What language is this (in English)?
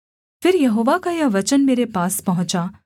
Hindi